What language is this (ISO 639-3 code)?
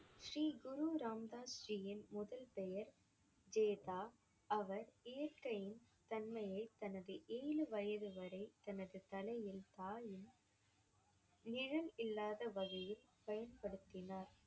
tam